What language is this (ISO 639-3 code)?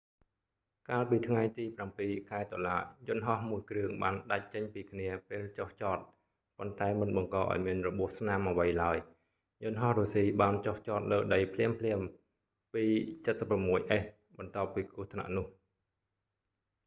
khm